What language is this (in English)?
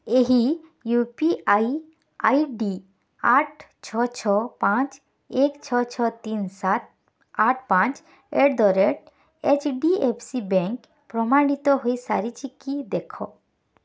Odia